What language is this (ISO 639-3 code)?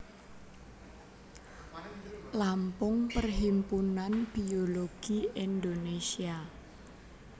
jav